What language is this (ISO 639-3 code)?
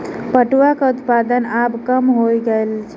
mai